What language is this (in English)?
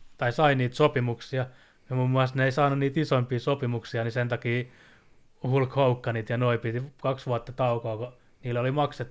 Finnish